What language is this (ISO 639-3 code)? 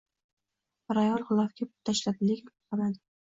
uzb